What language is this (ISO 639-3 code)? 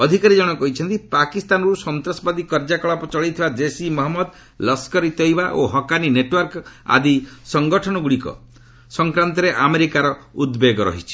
ori